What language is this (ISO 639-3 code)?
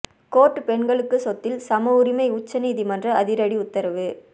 tam